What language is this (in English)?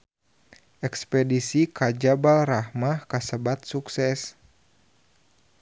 Sundanese